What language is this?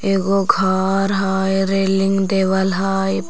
Magahi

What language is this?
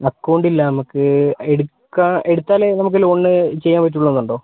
Malayalam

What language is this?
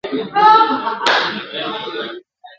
Pashto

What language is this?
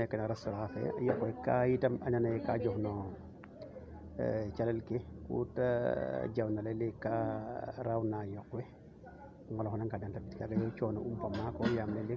Serer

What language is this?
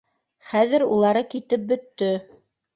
Bashkir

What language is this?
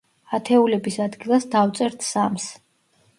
Georgian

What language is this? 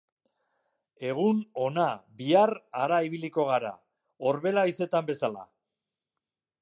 Basque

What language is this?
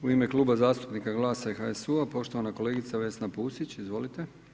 Croatian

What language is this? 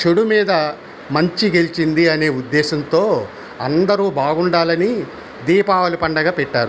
Telugu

